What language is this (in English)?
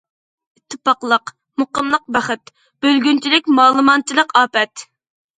Uyghur